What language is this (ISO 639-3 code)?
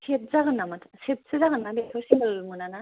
brx